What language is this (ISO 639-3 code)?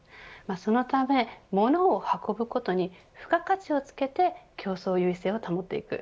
jpn